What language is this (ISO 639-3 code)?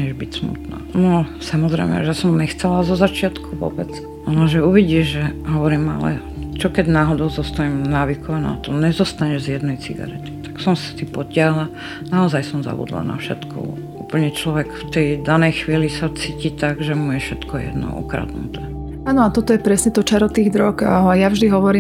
slk